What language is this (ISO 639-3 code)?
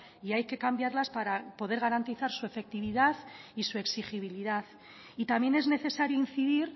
spa